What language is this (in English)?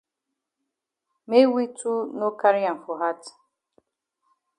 Cameroon Pidgin